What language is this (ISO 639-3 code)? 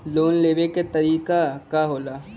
bho